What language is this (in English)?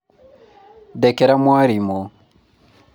Kikuyu